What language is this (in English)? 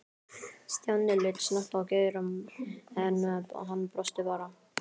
Icelandic